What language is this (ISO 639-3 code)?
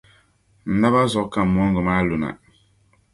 dag